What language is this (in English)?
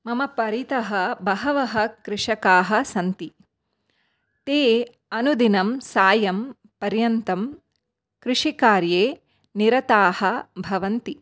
Sanskrit